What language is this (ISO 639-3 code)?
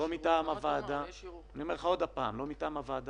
heb